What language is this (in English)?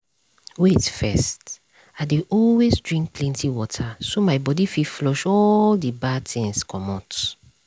Nigerian Pidgin